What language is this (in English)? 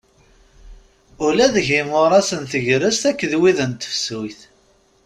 Kabyle